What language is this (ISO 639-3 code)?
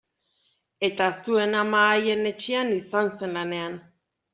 eus